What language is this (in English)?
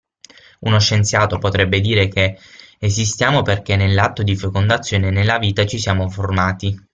Italian